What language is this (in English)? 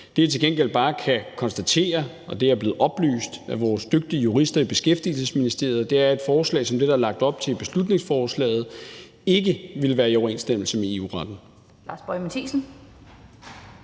Danish